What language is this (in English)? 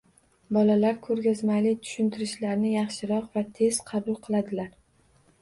Uzbek